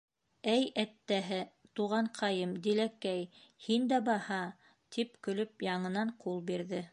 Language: Bashkir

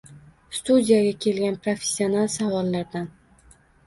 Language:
Uzbek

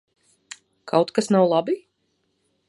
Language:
Latvian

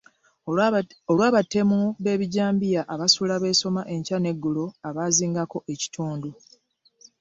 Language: Ganda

